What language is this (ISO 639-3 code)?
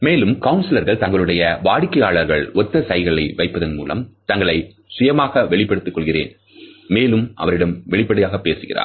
tam